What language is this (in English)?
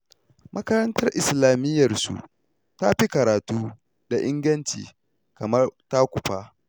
Hausa